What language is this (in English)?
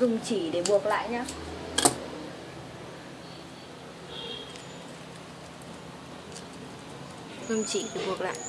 Vietnamese